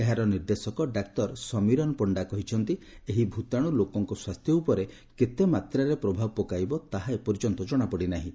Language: Odia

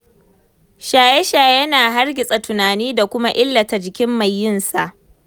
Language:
Hausa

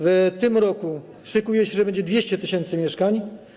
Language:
Polish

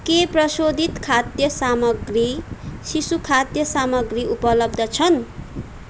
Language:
Nepali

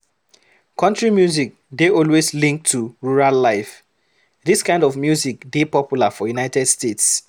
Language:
Nigerian Pidgin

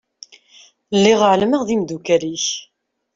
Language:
Kabyle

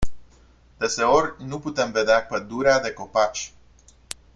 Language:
Romanian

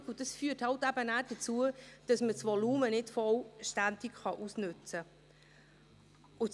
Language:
Swiss German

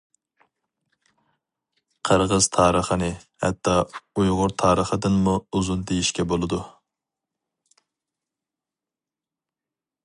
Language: Uyghur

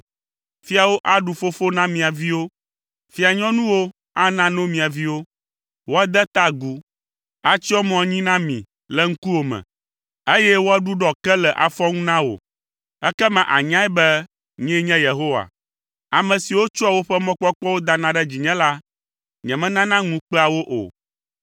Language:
Ewe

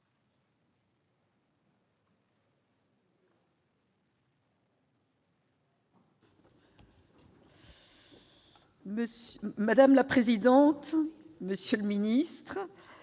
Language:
French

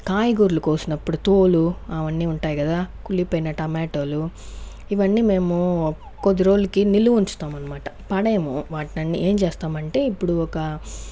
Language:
Telugu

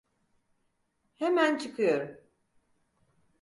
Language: Turkish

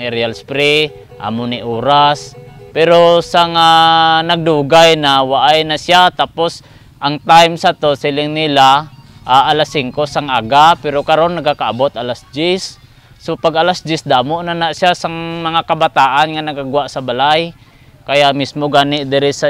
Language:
Filipino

